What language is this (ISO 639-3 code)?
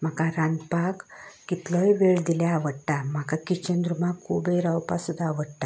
kok